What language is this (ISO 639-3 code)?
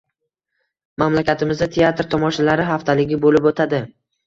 uzb